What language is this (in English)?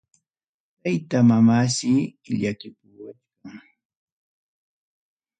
Ayacucho Quechua